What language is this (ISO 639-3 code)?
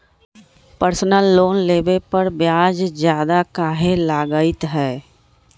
mag